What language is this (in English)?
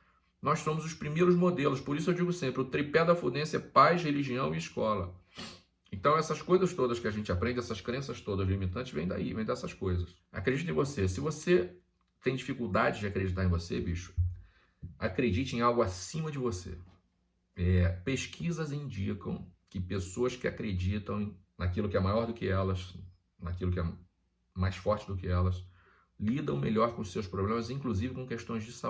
Portuguese